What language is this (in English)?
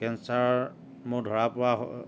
Assamese